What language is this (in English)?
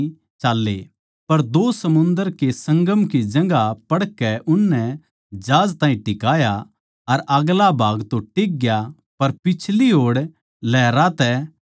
Haryanvi